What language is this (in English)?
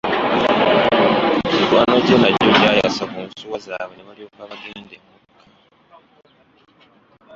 Ganda